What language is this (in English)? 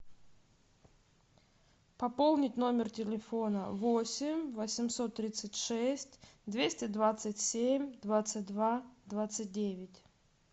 Russian